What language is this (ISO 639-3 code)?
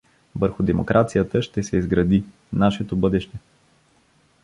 bul